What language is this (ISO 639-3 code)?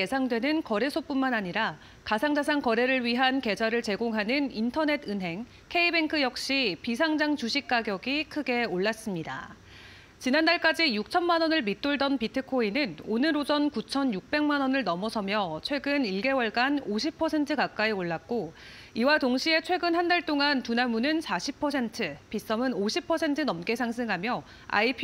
kor